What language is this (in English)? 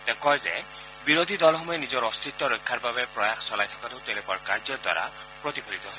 Assamese